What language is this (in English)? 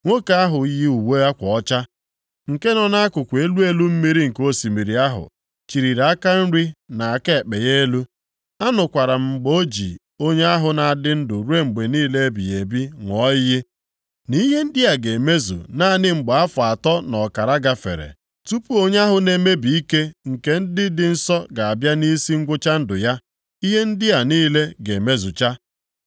Igbo